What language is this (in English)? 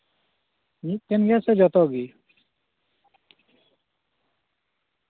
Santali